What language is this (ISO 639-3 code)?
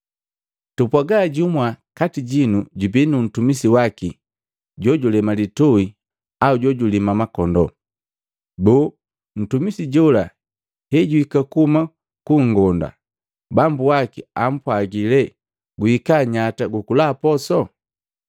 mgv